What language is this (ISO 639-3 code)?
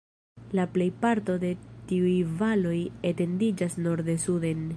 epo